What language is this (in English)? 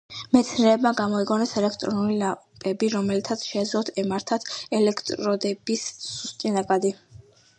Georgian